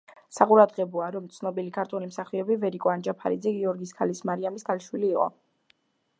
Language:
Georgian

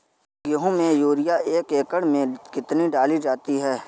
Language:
Hindi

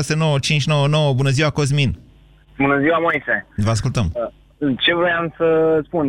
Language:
Romanian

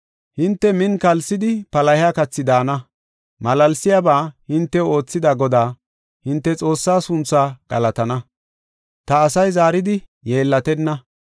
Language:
Gofa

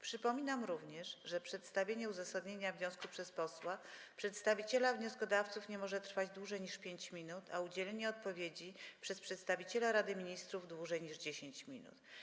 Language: Polish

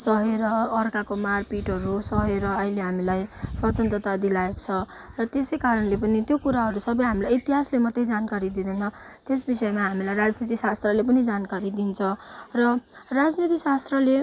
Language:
Nepali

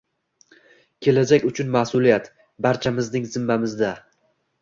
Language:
Uzbek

